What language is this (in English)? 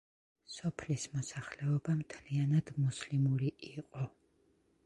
Georgian